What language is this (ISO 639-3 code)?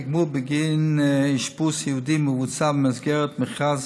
heb